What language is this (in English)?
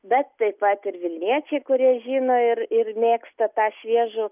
Lithuanian